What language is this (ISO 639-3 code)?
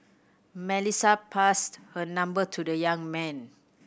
eng